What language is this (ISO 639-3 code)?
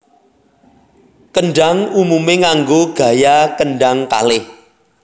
jav